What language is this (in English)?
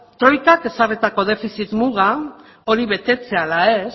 Basque